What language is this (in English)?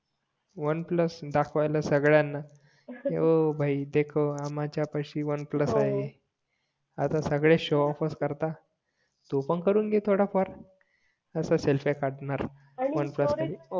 Marathi